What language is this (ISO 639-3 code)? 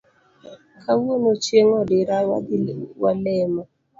luo